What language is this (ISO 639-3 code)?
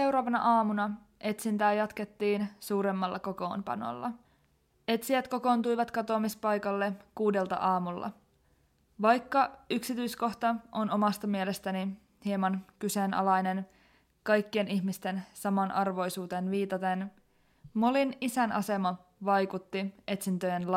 fin